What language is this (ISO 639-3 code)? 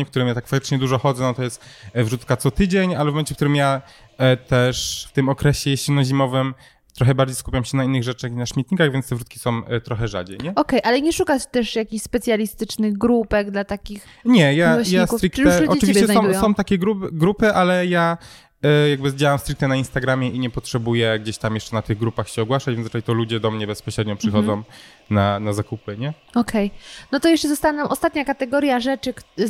pol